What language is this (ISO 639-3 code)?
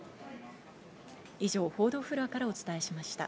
jpn